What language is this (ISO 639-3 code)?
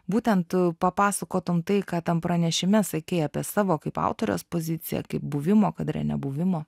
lit